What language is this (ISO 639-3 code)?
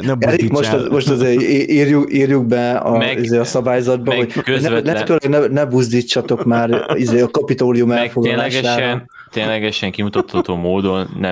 hun